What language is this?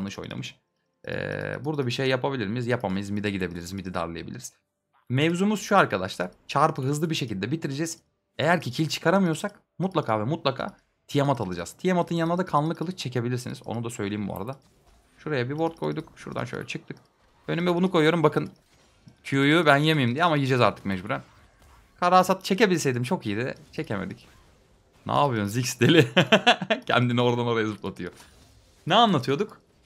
Turkish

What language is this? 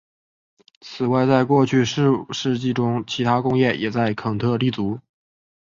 Chinese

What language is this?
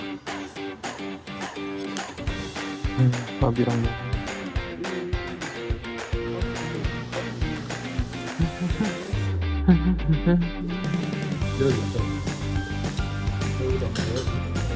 Korean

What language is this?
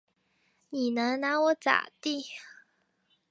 Chinese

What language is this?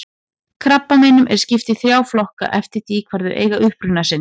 Icelandic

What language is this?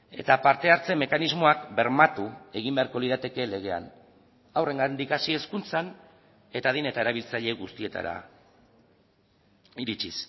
Basque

